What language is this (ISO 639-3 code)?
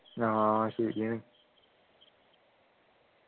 mal